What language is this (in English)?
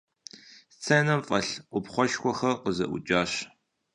Kabardian